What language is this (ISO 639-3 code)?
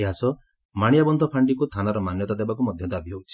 ori